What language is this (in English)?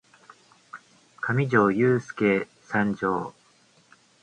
Japanese